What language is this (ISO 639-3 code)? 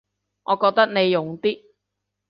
yue